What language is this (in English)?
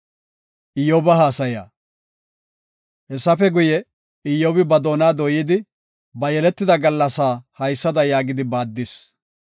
Gofa